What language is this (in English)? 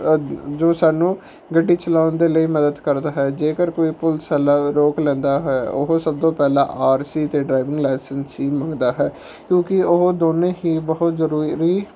Punjabi